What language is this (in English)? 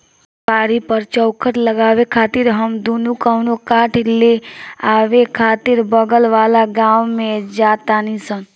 Bhojpuri